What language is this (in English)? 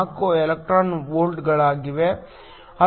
Kannada